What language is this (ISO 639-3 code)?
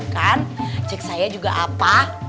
ind